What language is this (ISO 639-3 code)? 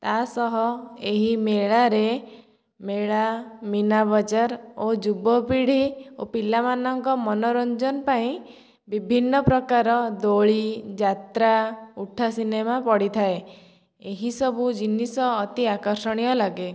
ori